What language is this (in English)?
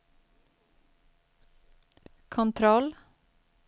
Swedish